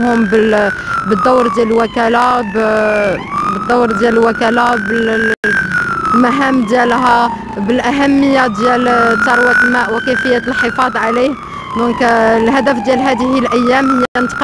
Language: Arabic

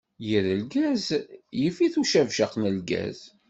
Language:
Kabyle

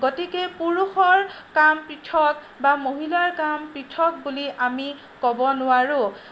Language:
Assamese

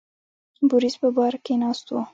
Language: Pashto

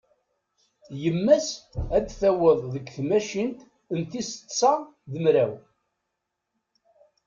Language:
Kabyle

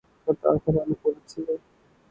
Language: Urdu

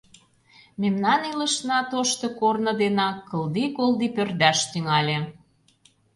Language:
Mari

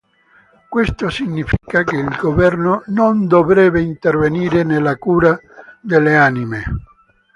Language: Italian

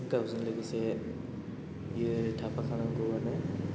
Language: Bodo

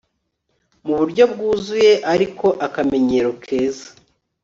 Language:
Kinyarwanda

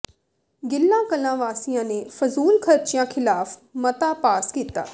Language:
Punjabi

